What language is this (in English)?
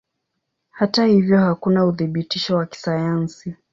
Swahili